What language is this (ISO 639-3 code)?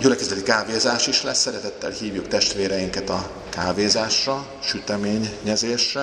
hun